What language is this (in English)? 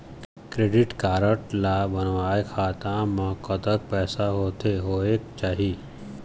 Chhattisgarhi